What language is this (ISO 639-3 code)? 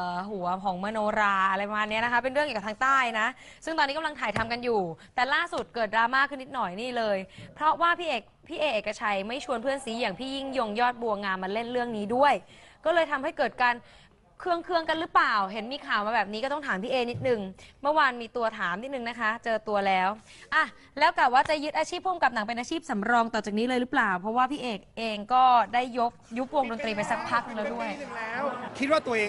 tha